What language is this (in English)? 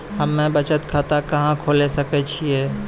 Maithili